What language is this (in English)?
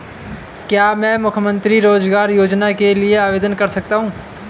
Hindi